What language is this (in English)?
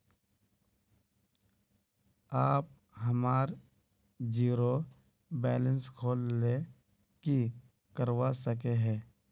Magahi